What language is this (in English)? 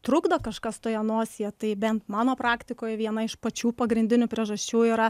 Lithuanian